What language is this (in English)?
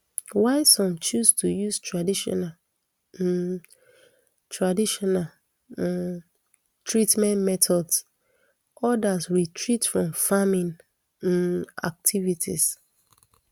Nigerian Pidgin